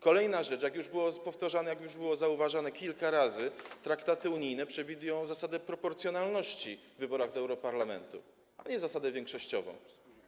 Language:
Polish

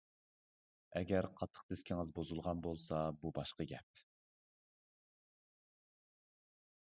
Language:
Uyghur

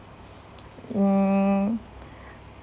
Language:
English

